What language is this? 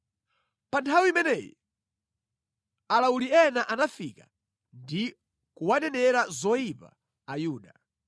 Nyanja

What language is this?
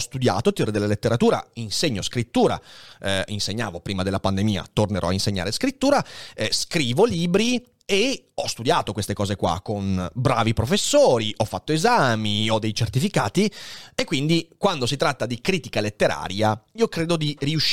Italian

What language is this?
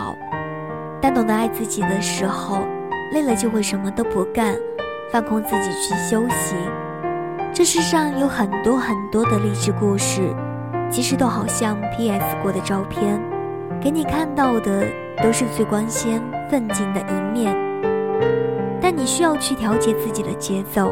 Chinese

